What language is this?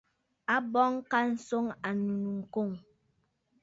Bafut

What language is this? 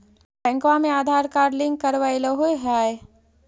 Magahi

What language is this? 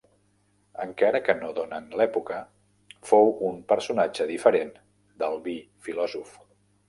Catalan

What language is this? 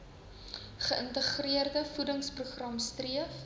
Afrikaans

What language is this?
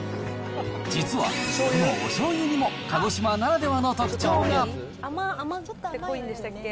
Japanese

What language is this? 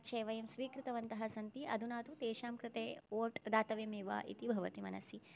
Sanskrit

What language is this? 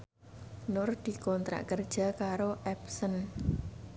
Javanese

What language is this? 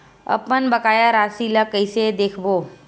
Chhattisgarhi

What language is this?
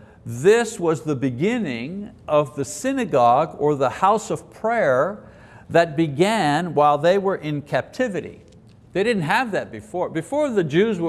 English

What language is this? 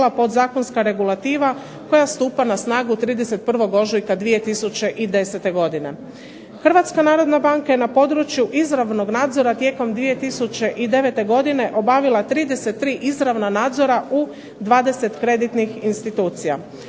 Croatian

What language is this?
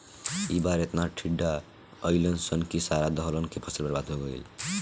Bhojpuri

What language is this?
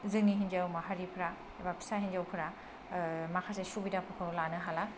Bodo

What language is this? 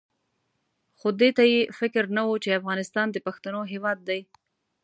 Pashto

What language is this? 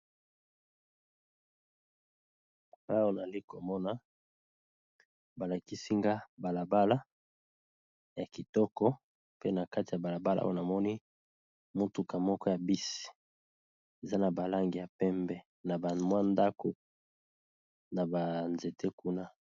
Lingala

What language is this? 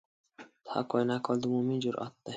Pashto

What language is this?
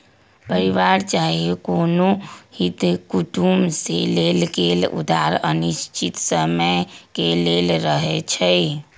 Magahi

